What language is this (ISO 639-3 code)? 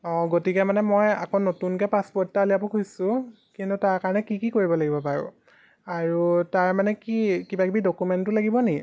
asm